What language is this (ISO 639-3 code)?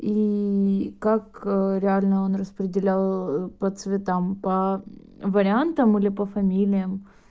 rus